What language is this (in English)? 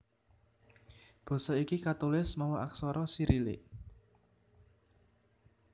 Javanese